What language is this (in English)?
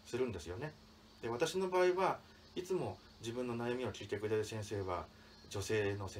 Japanese